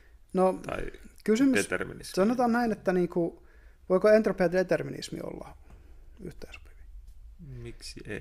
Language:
Finnish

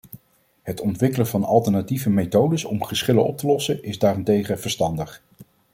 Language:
Dutch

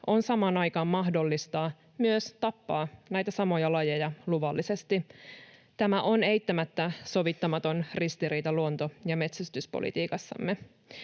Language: Finnish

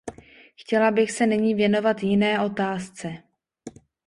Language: Czech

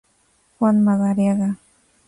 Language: Spanish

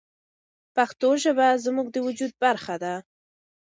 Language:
Pashto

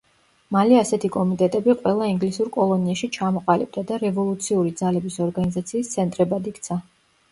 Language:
Georgian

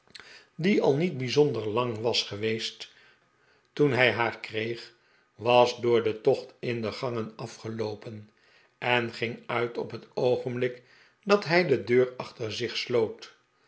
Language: Dutch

